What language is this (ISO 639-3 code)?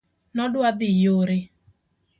luo